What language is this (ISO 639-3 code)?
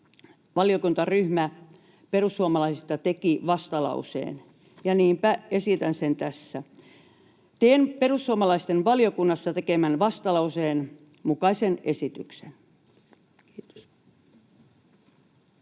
fin